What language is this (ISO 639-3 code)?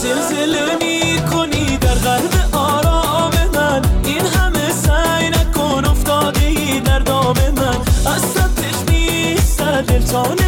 fas